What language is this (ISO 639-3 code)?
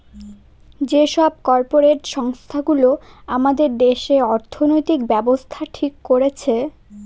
ben